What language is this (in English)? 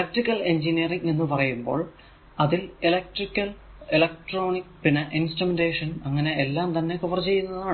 Malayalam